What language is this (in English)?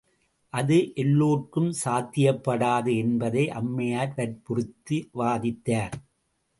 Tamil